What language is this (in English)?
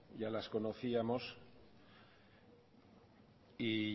Spanish